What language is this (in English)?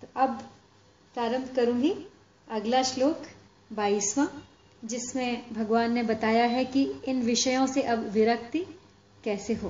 Hindi